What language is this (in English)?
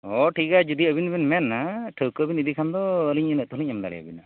Santali